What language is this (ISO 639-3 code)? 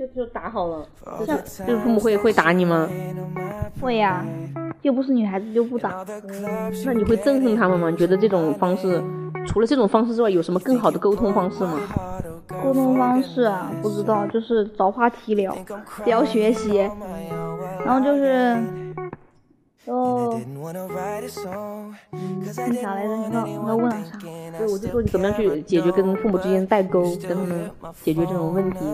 zho